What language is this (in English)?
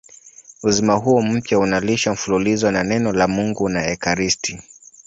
Swahili